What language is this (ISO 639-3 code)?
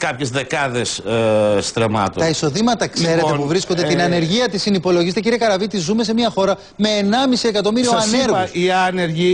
ell